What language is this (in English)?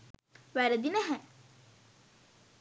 Sinhala